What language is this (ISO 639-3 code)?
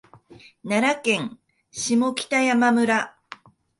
jpn